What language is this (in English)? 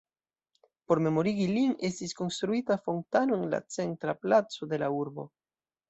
Esperanto